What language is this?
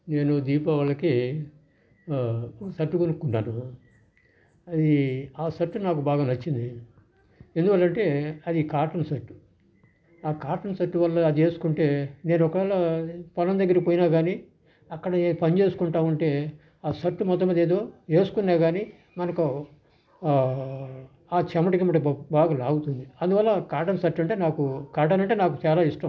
Telugu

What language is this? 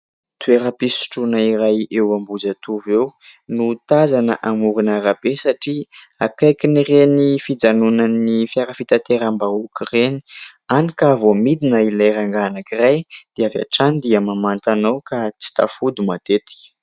Malagasy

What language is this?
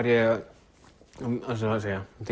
Icelandic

